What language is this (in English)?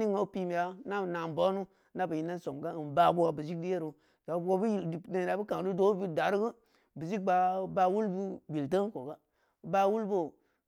Samba Leko